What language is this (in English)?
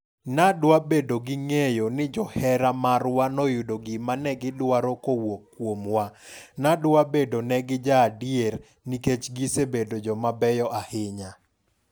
Luo (Kenya and Tanzania)